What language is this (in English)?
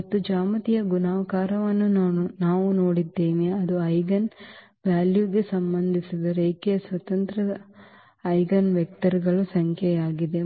Kannada